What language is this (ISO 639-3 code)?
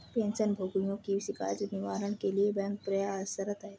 hin